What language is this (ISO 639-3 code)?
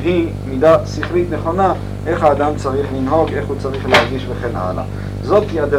heb